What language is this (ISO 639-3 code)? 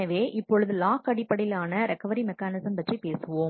tam